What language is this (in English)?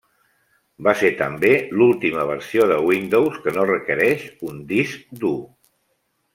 Catalan